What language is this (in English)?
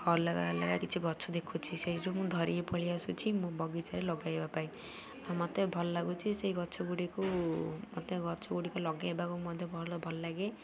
Odia